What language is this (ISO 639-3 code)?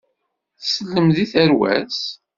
kab